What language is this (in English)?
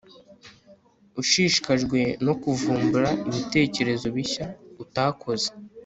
Kinyarwanda